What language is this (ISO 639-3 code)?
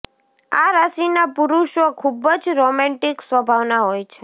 guj